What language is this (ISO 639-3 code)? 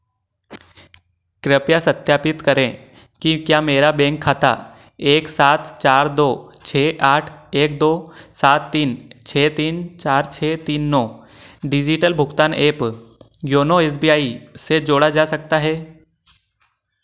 hin